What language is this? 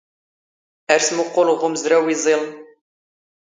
Standard Moroccan Tamazight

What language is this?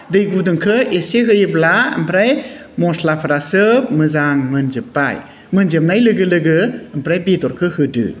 Bodo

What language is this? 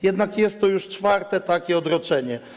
Polish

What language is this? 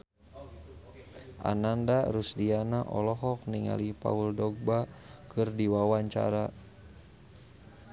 Sundanese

